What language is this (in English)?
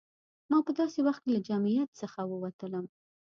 Pashto